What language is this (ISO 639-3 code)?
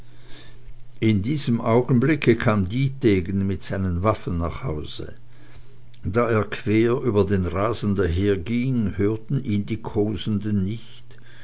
deu